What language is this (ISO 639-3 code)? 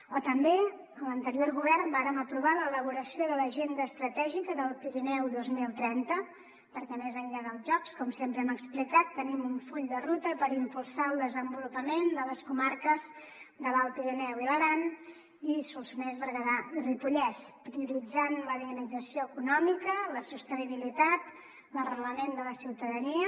cat